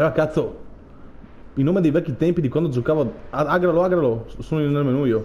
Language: Italian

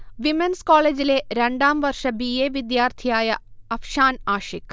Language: Malayalam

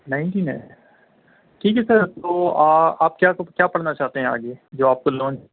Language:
Urdu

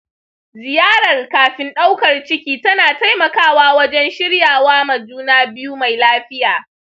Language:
Hausa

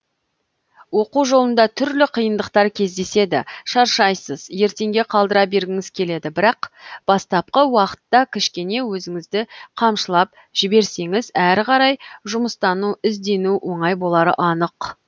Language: Kazakh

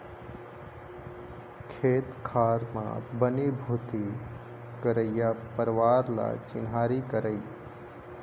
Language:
Chhattisgarhi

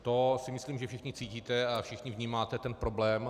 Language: Czech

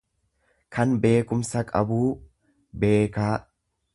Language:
Oromo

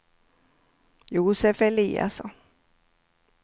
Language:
Swedish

